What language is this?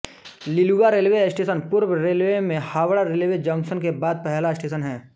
Hindi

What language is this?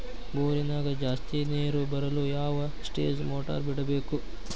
Kannada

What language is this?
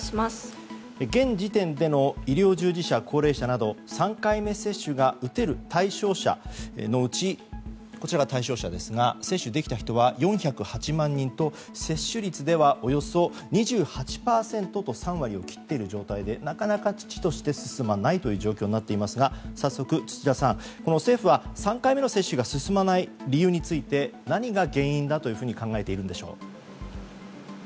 Japanese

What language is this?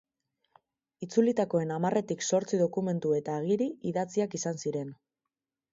Basque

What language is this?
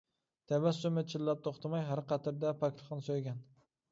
Uyghur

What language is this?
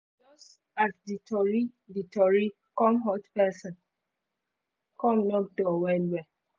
Nigerian Pidgin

